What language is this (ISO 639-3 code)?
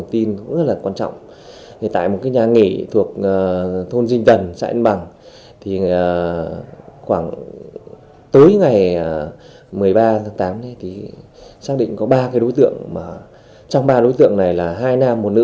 vie